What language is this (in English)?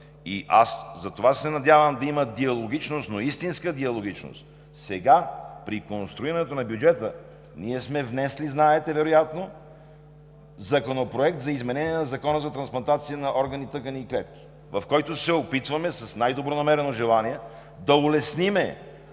Bulgarian